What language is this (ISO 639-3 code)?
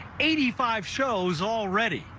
eng